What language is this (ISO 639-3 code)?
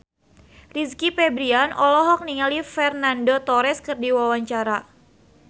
sun